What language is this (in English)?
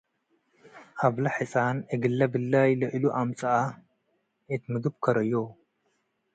Tigre